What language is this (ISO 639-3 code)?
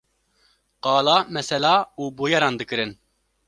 kur